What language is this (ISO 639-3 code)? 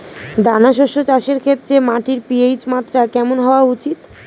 ben